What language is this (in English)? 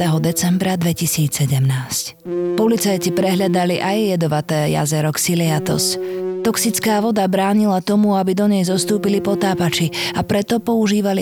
Slovak